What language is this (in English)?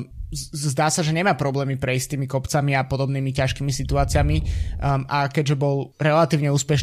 Slovak